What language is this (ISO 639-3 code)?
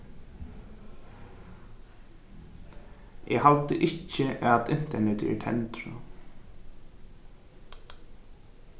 fao